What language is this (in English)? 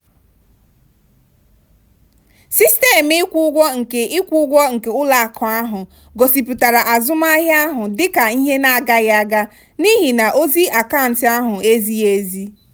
Igbo